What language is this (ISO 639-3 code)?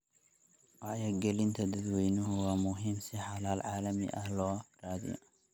som